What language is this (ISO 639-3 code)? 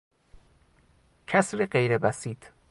fas